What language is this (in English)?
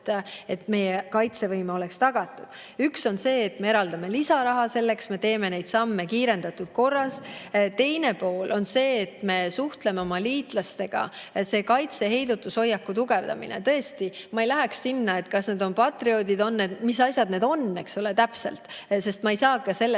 Estonian